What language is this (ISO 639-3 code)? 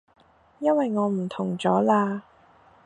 yue